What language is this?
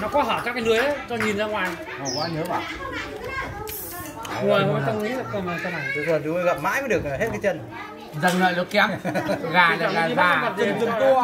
Vietnamese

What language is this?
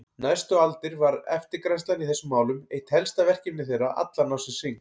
Icelandic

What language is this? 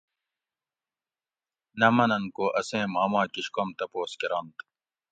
Gawri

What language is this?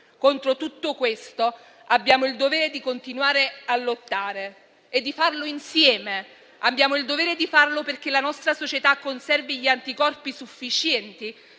Italian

